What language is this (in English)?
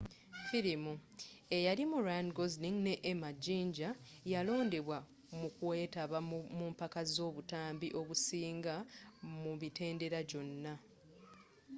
Ganda